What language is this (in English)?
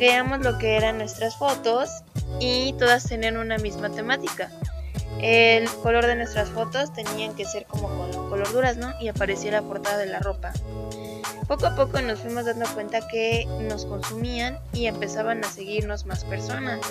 Spanish